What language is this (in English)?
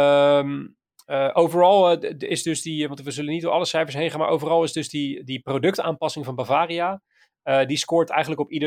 Dutch